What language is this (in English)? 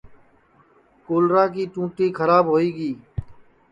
Sansi